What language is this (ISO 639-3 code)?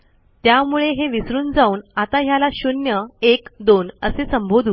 mar